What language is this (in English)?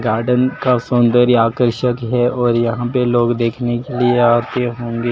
Hindi